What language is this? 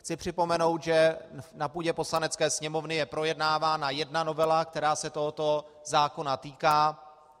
Czech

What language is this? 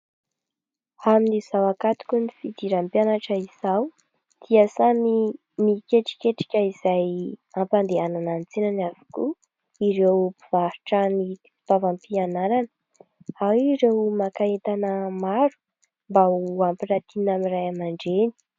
Malagasy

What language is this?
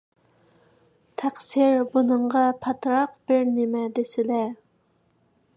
Uyghur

